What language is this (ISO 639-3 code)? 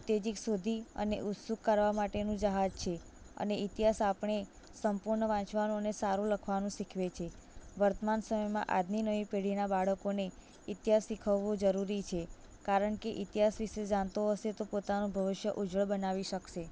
guj